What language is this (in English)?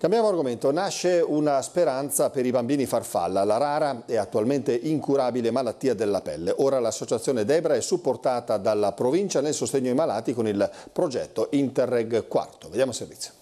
Italian